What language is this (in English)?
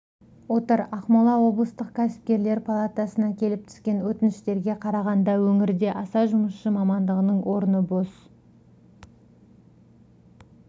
Kazakh